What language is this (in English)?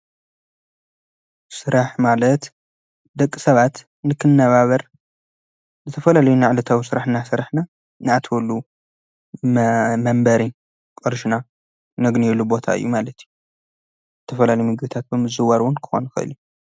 Tigrinya